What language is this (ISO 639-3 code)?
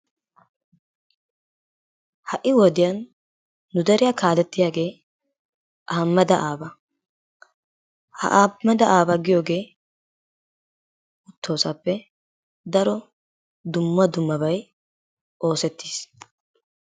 wal